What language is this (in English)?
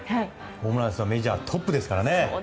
Japanese